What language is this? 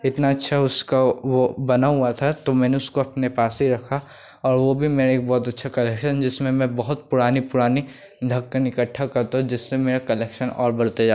Hindi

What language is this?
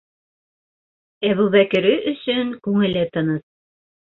Bashkir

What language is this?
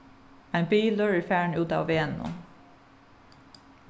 Faroese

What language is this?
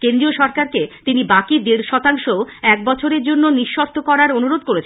Bangla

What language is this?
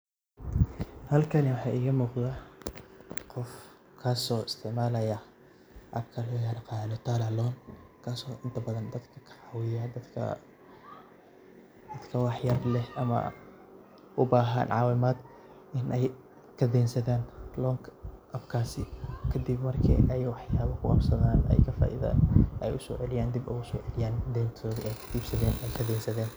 Somali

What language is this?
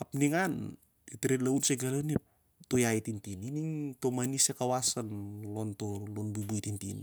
Siar-Lak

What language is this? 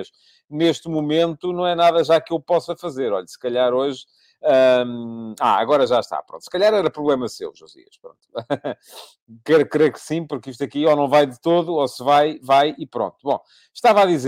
Portuguese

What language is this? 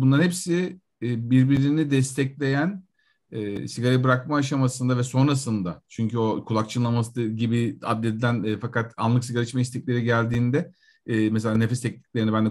Turkish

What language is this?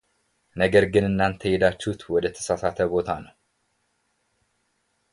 Amharic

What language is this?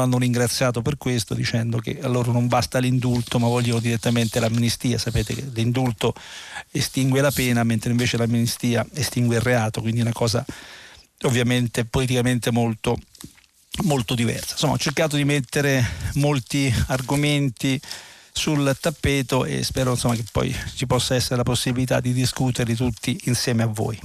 Italian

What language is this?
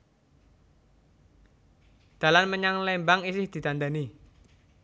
Javanese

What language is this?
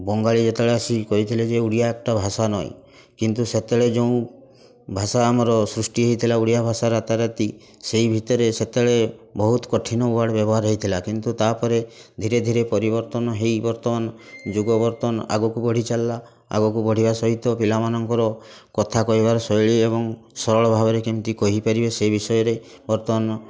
Odia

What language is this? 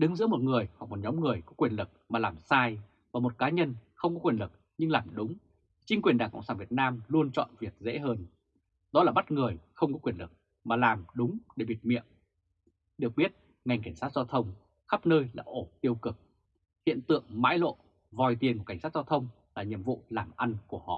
Vietnamese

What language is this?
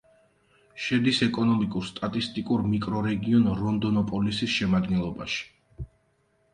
Georgian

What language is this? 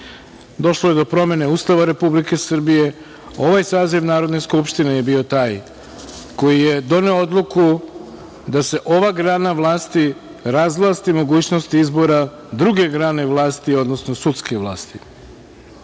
Serbian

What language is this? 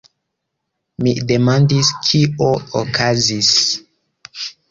Esperanto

